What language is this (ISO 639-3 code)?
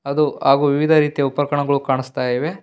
kan